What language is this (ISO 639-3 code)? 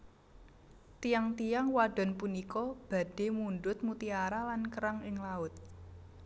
jav